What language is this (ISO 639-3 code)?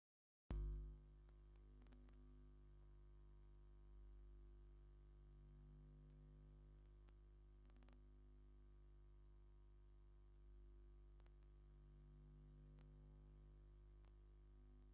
tir